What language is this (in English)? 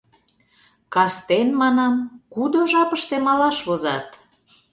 Mari